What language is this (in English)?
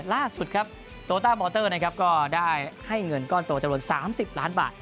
Thai